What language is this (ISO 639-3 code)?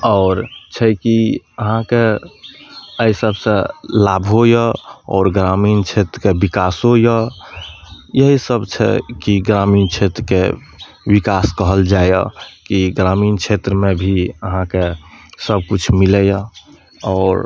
mai